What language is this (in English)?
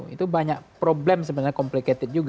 Indonesian